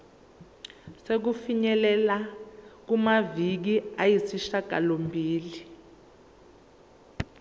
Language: Zulu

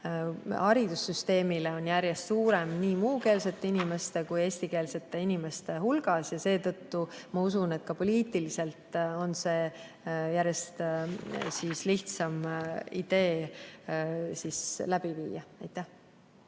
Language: Estonian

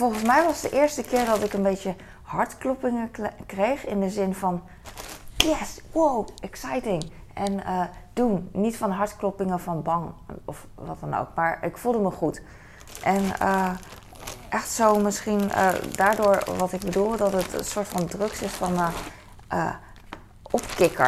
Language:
Dutch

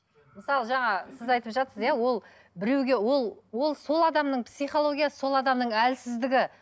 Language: Kazakh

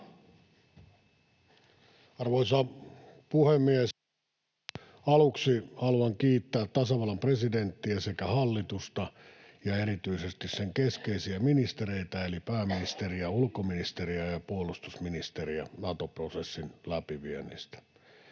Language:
Finnish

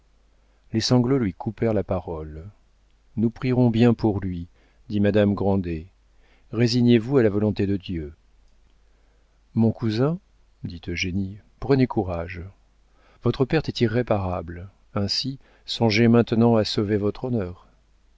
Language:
French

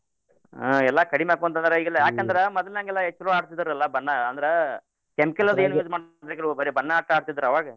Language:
Kannada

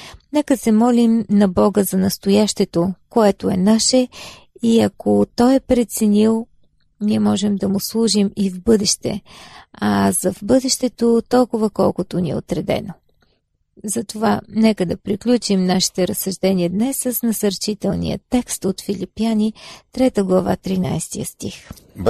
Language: Bulgarian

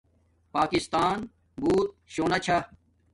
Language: Domaaki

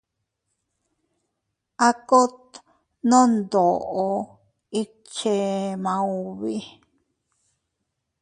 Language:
Teutila Cuicatec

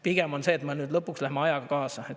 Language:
Estonian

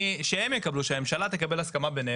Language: Hebrew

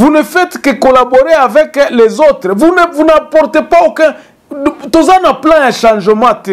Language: French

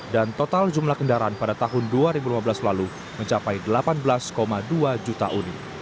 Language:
Indonesian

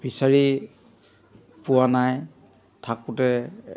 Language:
Assamese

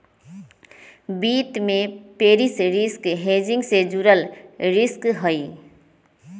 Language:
Magahi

